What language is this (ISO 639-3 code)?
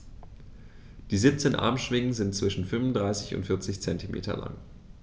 deu